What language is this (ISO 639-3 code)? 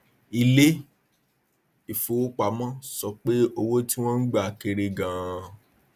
yor